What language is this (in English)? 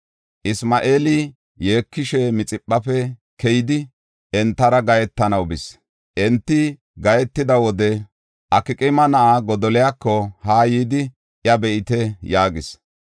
Gofa